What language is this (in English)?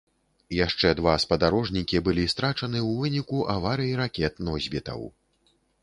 Belarusian